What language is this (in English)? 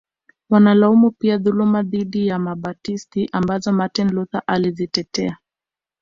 Swahili